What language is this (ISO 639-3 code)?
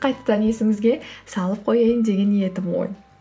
kaz